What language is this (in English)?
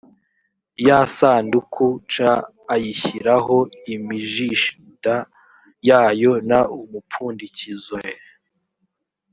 Kinyarwanda